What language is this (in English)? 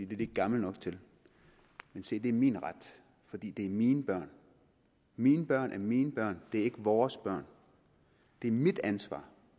Danish